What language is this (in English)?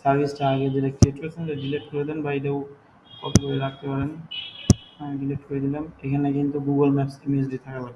English